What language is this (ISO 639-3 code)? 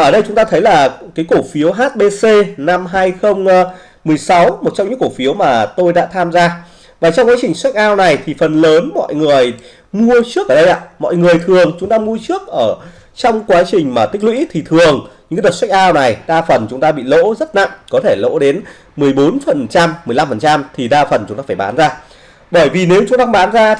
vie